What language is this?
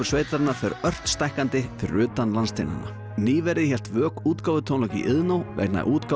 Icelandic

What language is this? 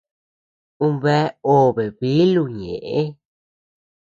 Tepeuxila Cuicatec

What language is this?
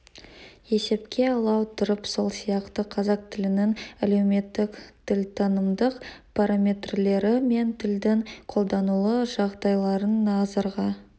Kazakh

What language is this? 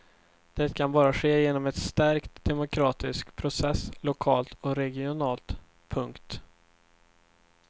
Swedish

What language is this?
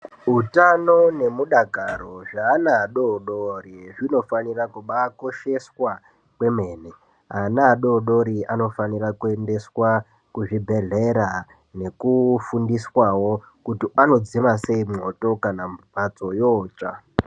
Ndau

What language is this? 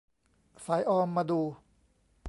Thai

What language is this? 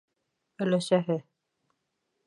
Bashkir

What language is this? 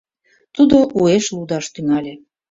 Mari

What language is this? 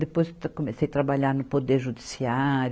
Portuguese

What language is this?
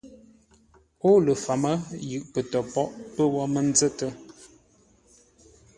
Ngombale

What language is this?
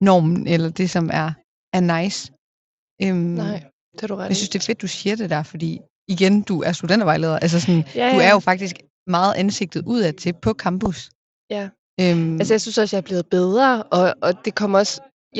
Danish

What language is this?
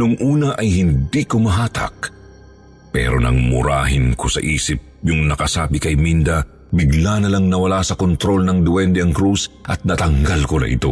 Filipino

